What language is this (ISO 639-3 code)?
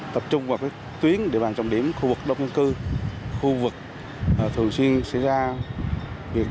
vie